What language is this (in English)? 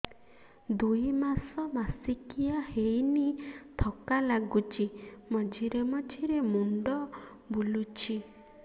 Odia